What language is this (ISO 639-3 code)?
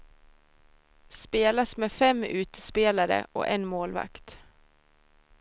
swe